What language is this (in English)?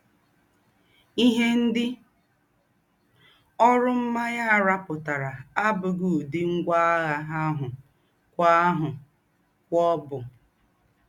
Igbo